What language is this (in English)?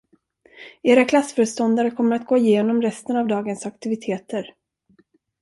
Swedish